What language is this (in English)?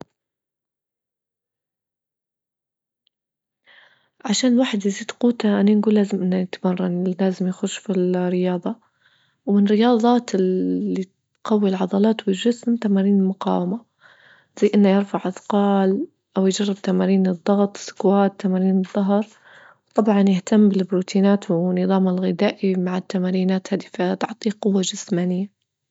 Libyan Arabic